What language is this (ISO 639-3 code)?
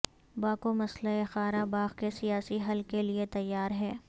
urd